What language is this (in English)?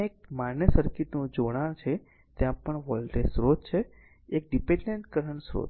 Gujarati